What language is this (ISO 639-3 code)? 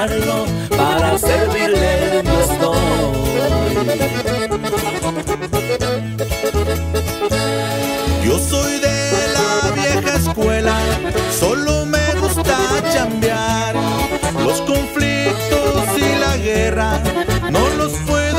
spa